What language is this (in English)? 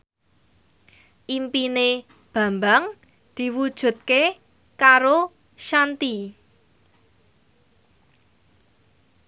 Javanese